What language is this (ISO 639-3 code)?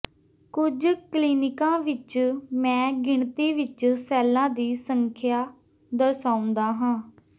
pan